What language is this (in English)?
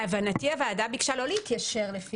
Hebrew